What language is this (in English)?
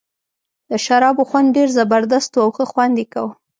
Pashto